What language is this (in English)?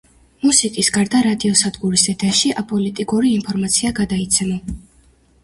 Georgian